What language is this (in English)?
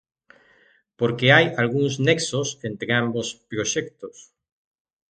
Galician